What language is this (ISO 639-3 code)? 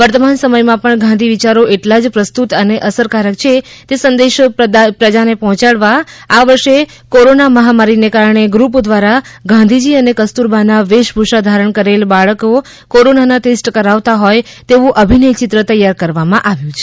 guj